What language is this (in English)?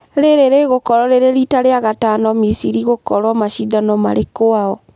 Kikuyu